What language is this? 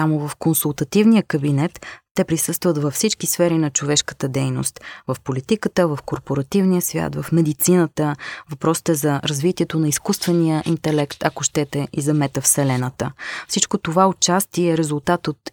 Bulgarian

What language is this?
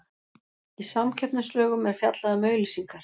Icelandic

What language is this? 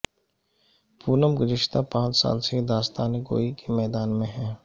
Urdu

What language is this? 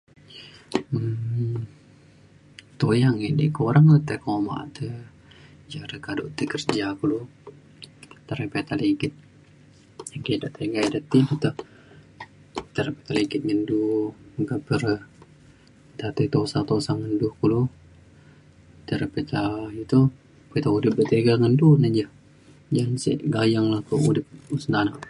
Mainstream Kenyah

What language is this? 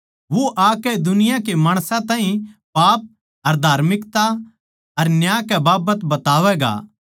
Haryanvi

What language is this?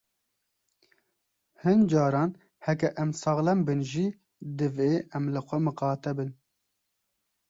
Kurdish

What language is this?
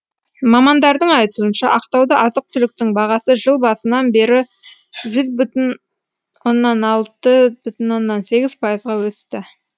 Kazakh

